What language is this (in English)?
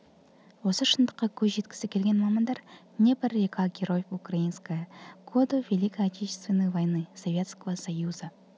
Kazakh